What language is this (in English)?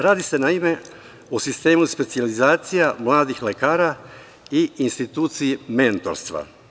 Serbian